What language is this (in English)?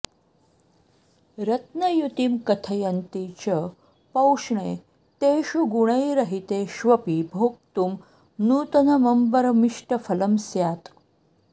Sanskrit